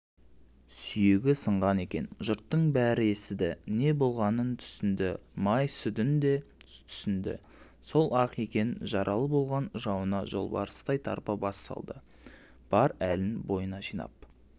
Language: Kazakh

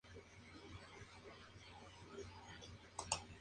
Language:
Spanish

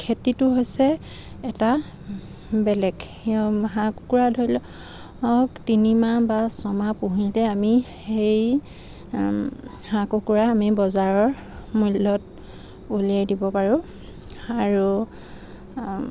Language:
Assamese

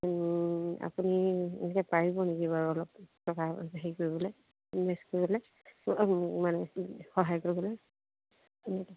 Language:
Assamese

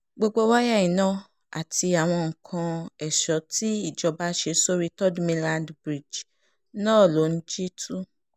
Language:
Yoruba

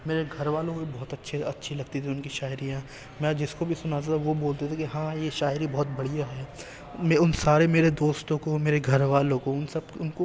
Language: Urdu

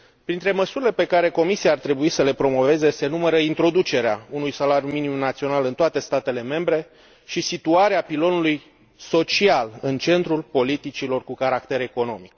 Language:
Romanian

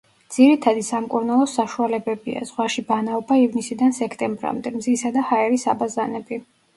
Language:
Georgian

